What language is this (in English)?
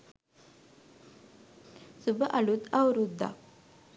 Sinhala